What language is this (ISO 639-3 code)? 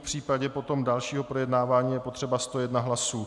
ces